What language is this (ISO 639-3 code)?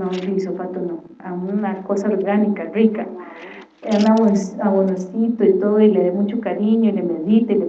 spa